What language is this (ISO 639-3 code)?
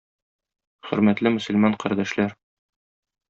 tat